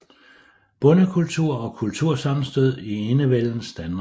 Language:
Danish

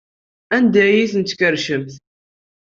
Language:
Kabyle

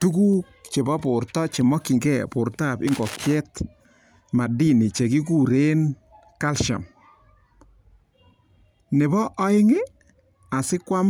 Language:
Kalenjin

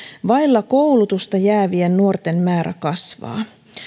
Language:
Finnish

